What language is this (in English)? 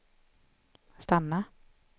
Swedish